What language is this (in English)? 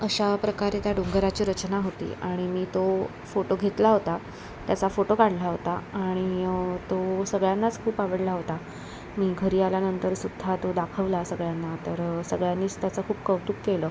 Marathi